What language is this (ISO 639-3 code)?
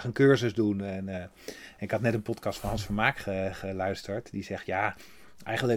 nld